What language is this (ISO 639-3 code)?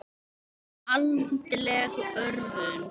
isl